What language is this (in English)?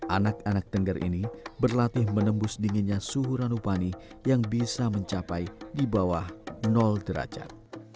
Indonesian